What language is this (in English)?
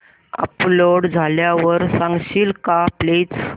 Marathi